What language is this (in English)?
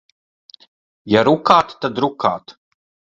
Latvian